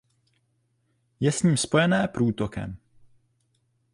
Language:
Czech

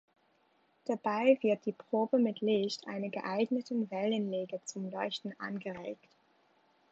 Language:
German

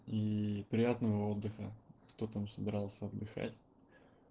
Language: Russian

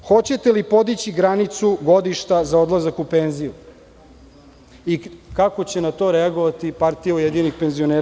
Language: Serbian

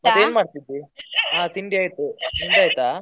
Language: Kannada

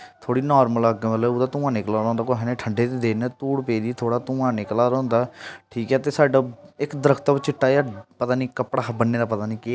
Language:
Dogri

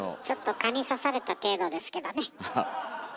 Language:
Japanese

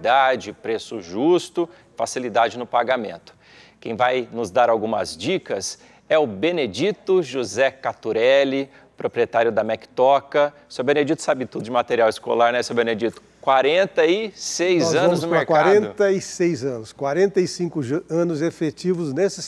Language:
Portuguese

